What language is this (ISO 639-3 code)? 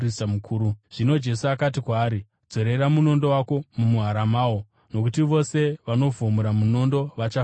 sna